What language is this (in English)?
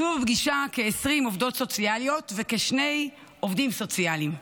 Hebrew